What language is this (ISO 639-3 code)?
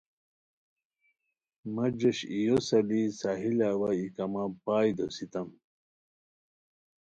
khw